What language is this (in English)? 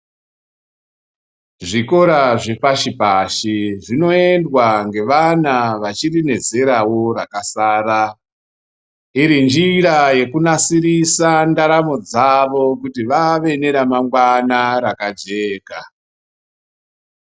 Ndau